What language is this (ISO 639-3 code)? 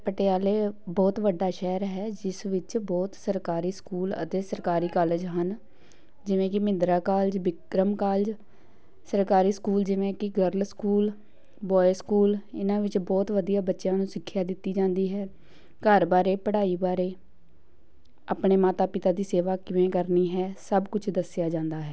pan